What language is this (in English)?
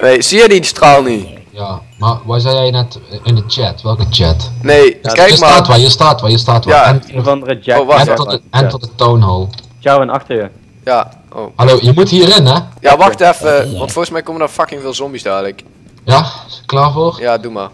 Dutch